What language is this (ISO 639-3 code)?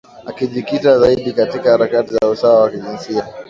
swa